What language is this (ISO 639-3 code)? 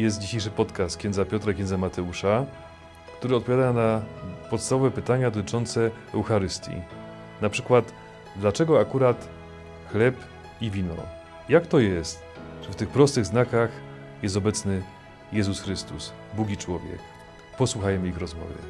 pol